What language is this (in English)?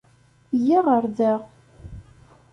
Kabyle